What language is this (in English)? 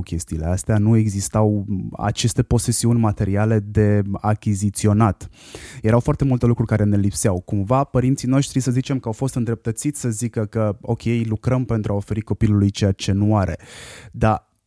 Romanian